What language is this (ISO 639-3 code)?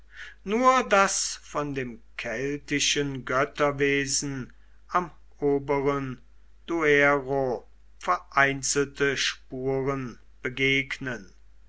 deu